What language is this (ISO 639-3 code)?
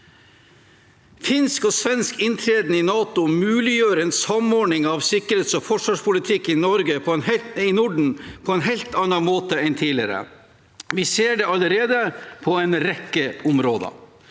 nor